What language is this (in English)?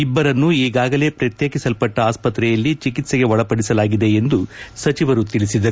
Kannada